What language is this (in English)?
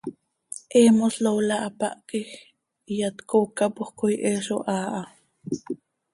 Seri